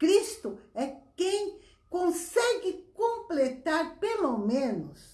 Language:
Portuguese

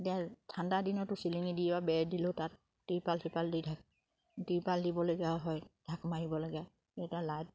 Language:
Assamese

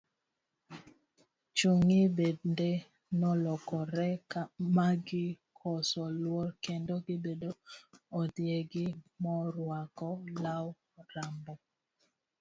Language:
Luo (Kenya and Tanzania)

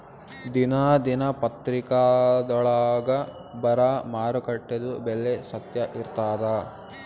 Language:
Kannada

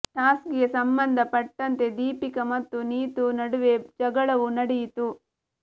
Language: Kannada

